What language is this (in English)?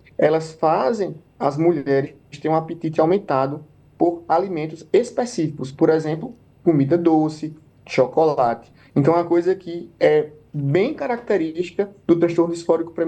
Portuguese